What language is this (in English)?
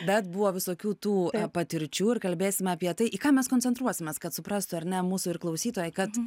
Lithuanian